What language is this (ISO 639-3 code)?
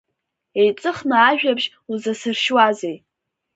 abk